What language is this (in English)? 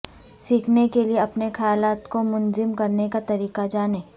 Urdu